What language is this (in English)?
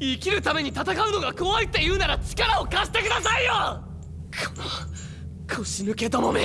Japanese